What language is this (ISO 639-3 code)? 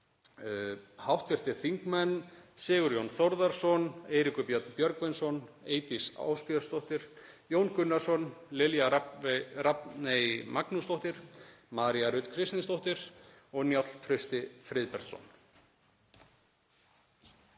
isl